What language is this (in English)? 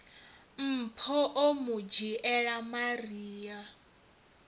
Venda